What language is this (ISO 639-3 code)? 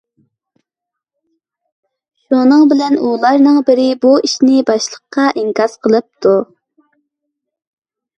uig